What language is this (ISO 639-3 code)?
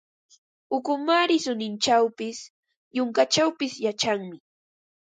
qva